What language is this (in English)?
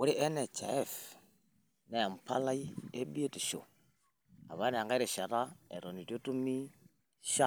Masai